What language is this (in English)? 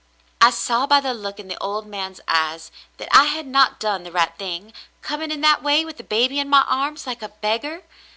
English